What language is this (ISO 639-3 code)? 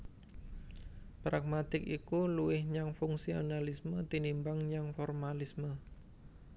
jav